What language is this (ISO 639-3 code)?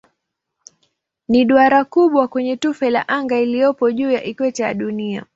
swa